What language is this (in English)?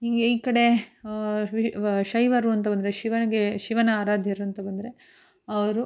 Kannada